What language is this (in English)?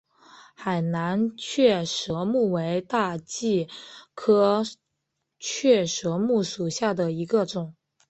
Chinese